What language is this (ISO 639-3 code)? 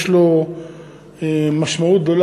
heb